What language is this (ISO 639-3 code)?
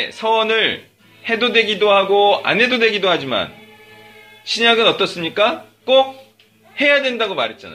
kor